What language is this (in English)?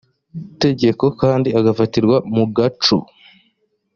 Kinyarwanda